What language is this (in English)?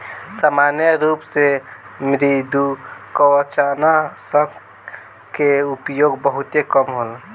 Bhojpuri